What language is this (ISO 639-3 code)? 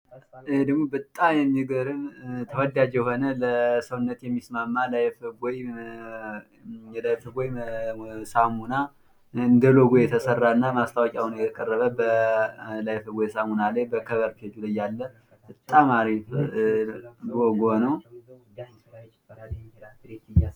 amh